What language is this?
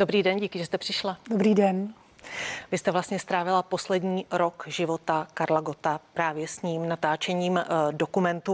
Czech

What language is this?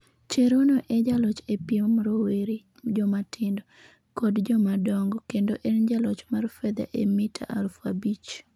Luo (Kenya and Tanzania)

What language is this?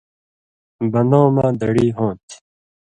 Indus Kohistani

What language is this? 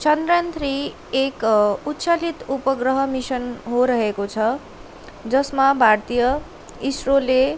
Nepali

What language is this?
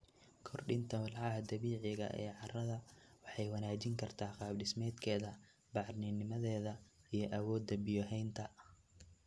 Somali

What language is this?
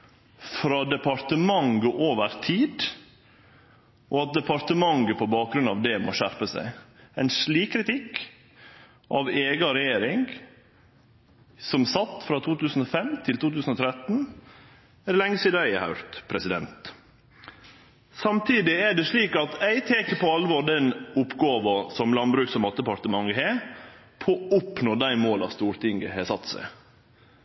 Norwegian Nynorsk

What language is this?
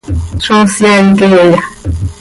Seri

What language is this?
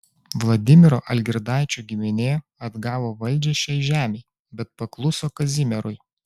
Lithuanian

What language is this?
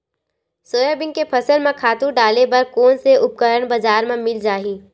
Chhattisgarhi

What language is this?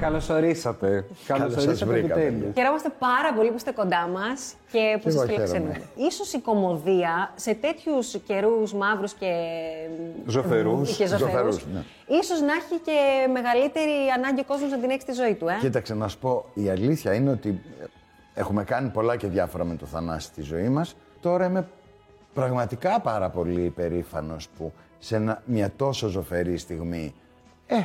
Greek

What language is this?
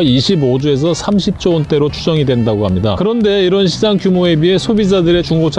Korean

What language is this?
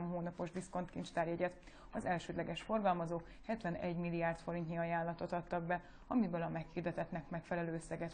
Hungarian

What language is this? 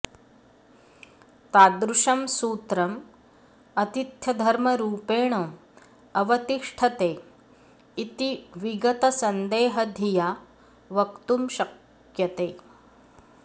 Sanskrit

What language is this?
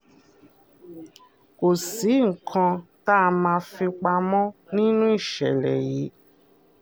Yoruba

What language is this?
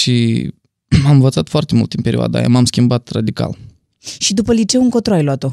Romanian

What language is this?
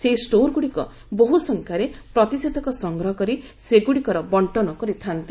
Odia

